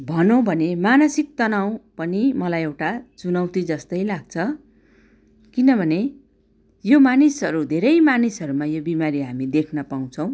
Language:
Nepali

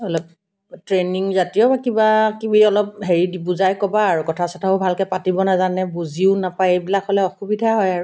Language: Assamese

